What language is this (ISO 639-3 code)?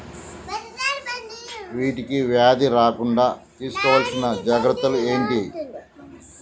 tel